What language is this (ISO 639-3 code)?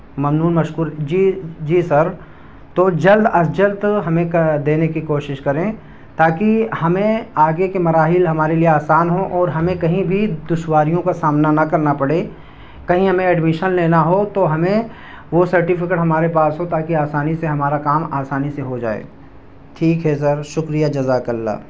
urd